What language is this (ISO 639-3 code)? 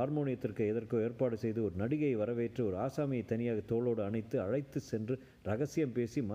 tam